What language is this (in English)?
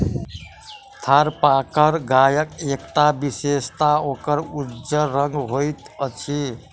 Maithili